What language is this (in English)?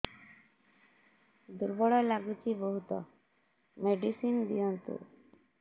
Odia